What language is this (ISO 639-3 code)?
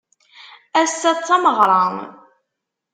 kab